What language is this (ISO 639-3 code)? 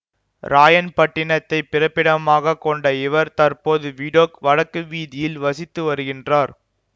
tam